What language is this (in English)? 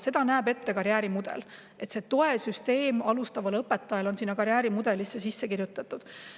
Estonian